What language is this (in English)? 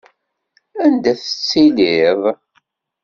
Kabyle